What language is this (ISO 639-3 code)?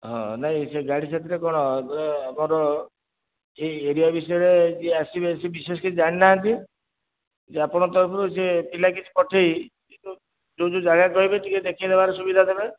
ori